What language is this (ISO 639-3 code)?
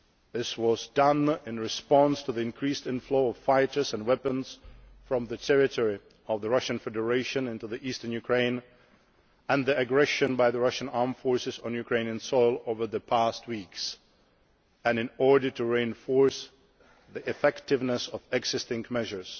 eng